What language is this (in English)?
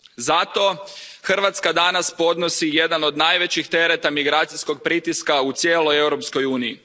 Croatian